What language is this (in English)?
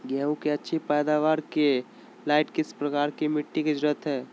Magahi